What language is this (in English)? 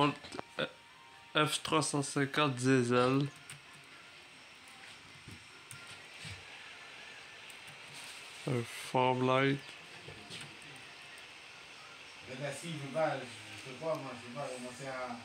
French